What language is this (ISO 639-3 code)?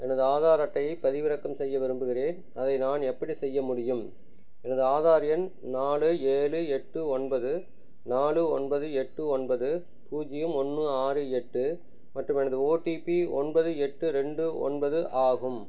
tam